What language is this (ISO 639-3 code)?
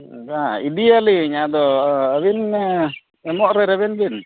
sat